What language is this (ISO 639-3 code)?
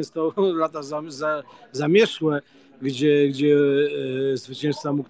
pol